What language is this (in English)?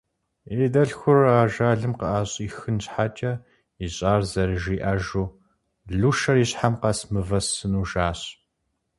Kabardian